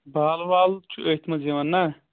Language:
Kashmiri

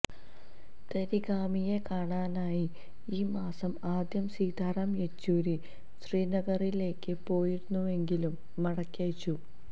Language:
Malayalam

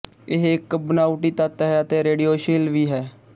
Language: Punjabi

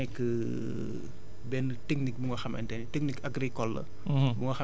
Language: Wolof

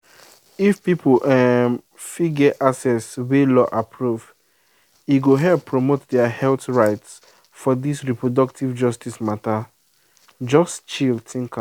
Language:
Nigerian Pidgin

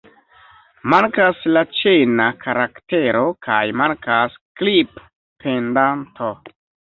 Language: Esperanto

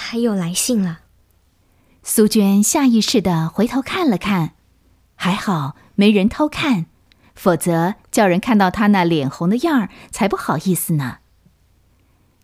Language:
Chinese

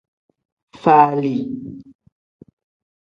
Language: Tem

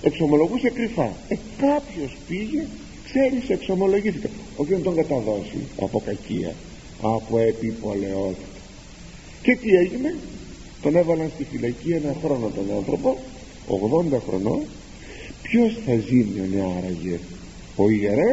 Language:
Greek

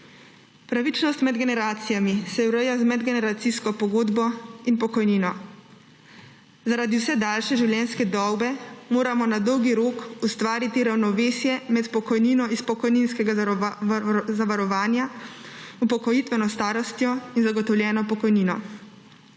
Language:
Slovenian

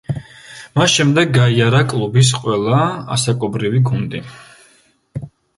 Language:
Georgian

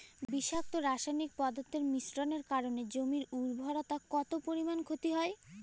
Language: Bangla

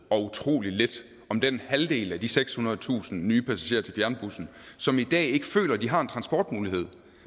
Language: Danish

